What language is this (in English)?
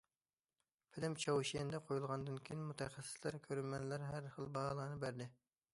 Uyghur